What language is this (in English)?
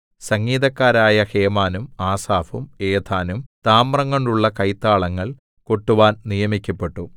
Malayalam